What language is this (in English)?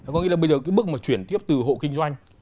Vietnamese